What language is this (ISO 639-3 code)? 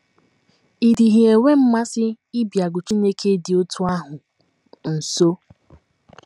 ibo